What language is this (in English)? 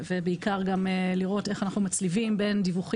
Hebrew